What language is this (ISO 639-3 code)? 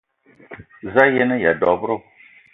eto